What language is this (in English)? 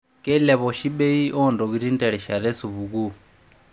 Masai